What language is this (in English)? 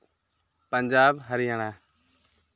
Santali